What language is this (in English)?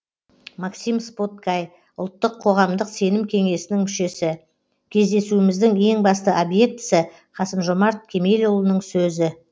Kazakh